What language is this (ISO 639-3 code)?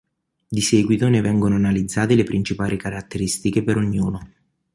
ita